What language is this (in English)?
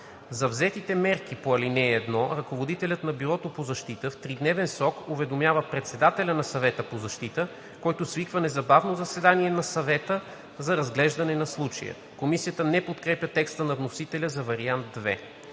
Bulgarian